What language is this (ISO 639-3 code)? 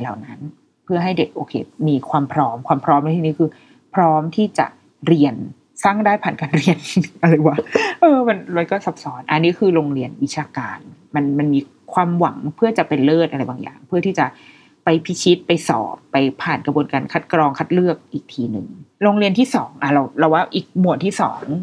tha